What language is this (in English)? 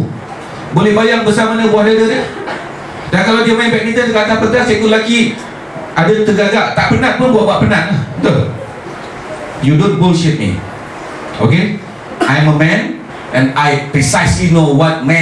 Malay